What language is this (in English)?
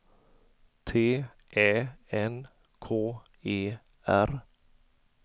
Swedish